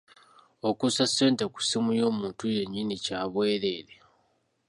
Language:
Ganda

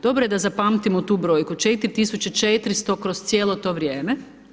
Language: Croatian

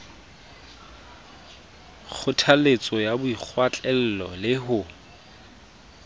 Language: Southern Sotho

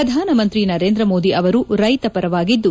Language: Kannada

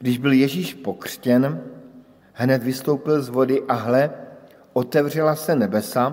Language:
Czech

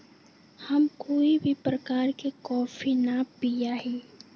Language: Magahi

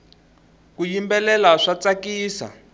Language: Tsonga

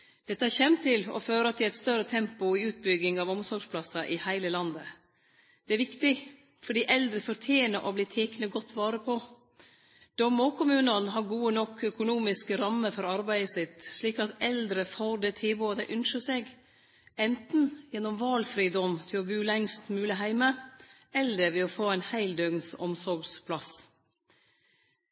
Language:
Norwegian Nynorsk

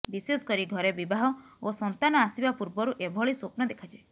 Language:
Odia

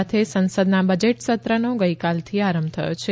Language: Gujarati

